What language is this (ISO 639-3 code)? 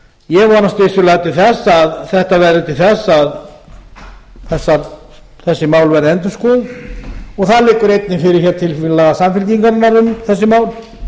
isl